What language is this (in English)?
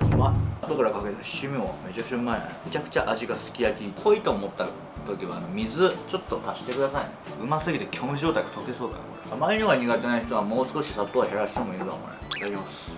Japanese